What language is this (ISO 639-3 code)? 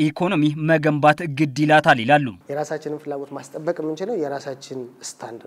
ara